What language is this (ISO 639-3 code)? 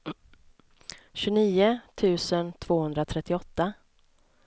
swe